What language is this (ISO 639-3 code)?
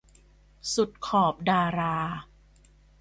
tha